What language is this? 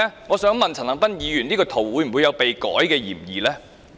Cantonese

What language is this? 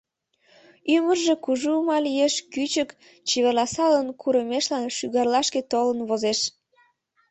Mari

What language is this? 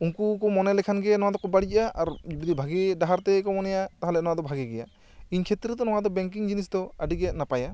Santali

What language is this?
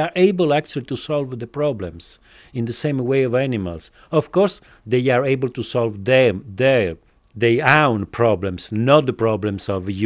Finnish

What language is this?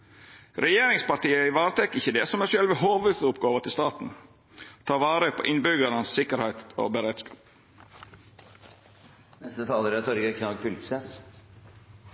Norwegian Nynorsk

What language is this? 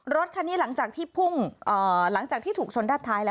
Thai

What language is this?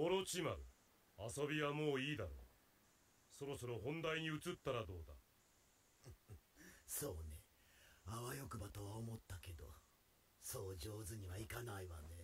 Japanese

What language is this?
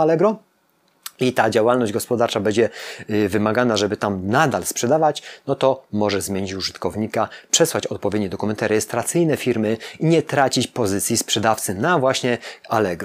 Polish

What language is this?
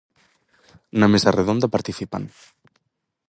Galician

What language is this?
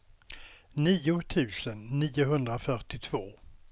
Swedish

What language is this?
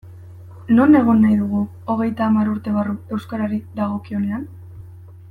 Basque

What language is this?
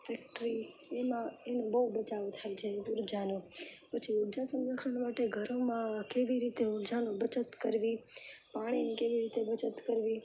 Gujarati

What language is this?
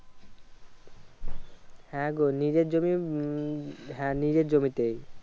Bangla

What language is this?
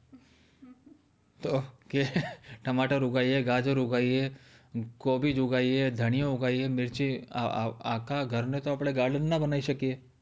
Gujarati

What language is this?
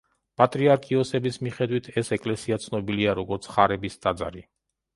Georgian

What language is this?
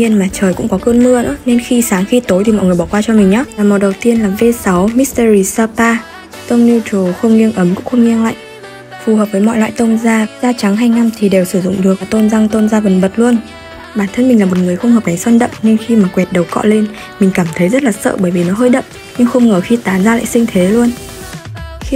Vietnamese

